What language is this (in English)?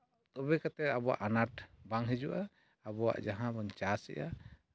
Santali